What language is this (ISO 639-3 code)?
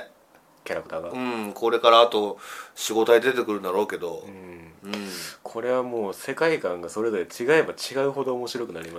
jpn